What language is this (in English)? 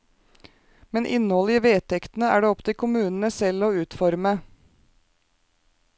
Norwegian